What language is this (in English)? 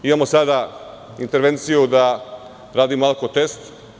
Serbian